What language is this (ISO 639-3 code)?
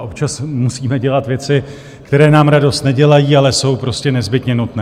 ces